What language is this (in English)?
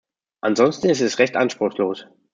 German